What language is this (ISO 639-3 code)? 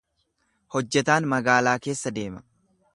orm